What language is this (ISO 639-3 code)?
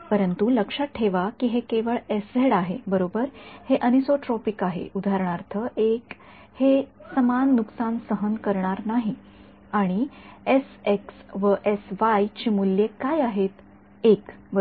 mar